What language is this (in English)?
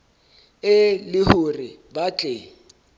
Southern Sotho